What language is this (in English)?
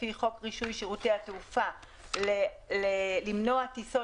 Hebrew